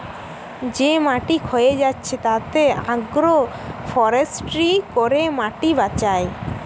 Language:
Bangla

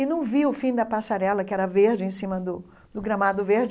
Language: Portuguese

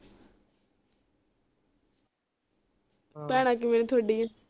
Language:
Punjabi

